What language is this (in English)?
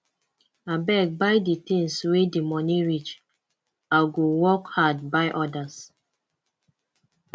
Nigerian Pidgin